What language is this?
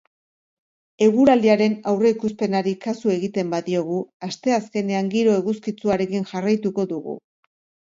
Basque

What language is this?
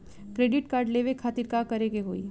Bhojpuri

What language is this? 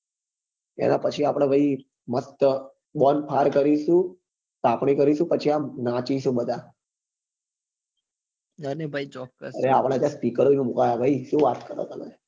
Gujarati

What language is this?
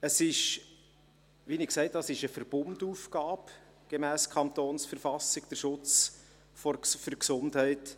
Swiss German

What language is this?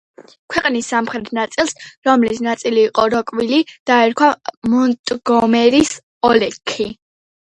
Georgian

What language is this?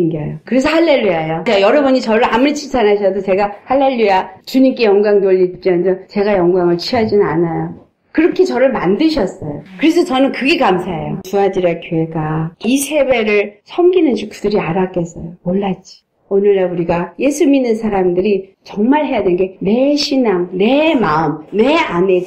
Korean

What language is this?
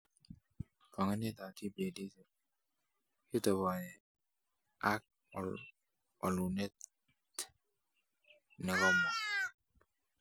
Kalenjin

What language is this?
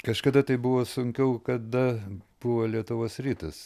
Lithuanian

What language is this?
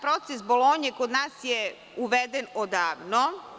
Serbian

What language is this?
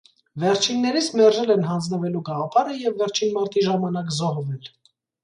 Armenian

